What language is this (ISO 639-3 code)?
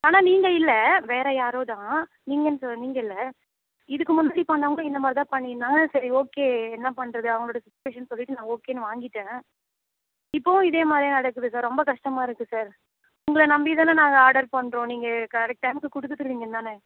tam